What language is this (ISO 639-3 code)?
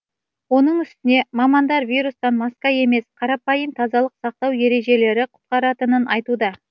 kaz